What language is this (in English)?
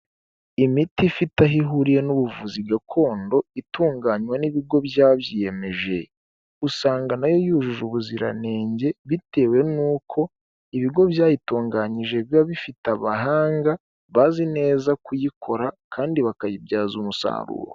Kinyarwanda